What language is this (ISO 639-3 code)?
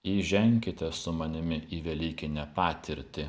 lit